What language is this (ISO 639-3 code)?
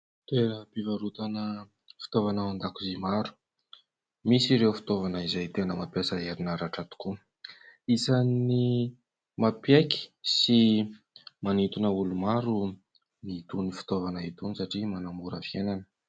mlg